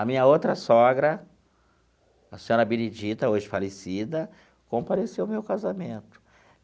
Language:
Portuguese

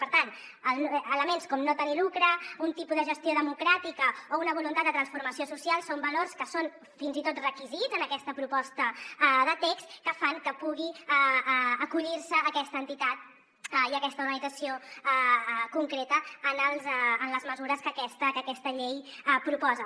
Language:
Catalan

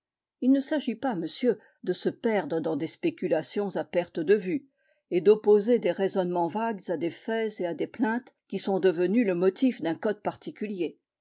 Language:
French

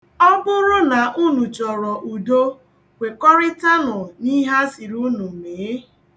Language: Igbo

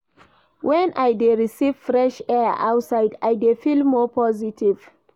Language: Nigerian Pidgin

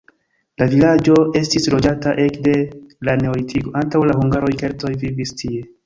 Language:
Esperanto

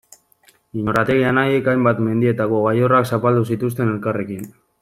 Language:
Basque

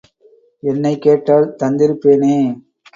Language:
Tamil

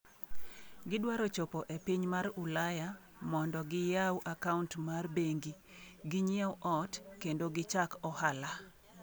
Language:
Luo (Kenya and Tanzania)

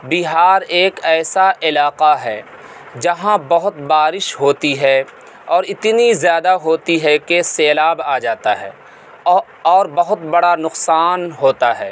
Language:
Urdu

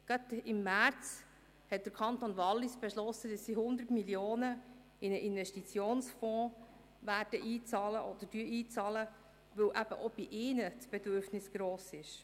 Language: Swiss German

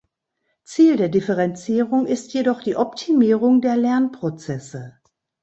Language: German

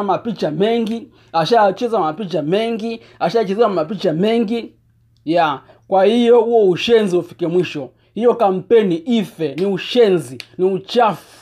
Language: Swahili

